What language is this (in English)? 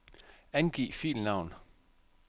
Danish